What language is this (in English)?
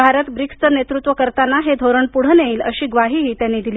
Marathi